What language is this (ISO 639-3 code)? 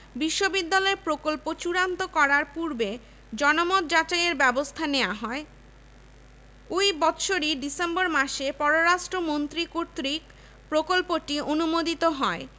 ben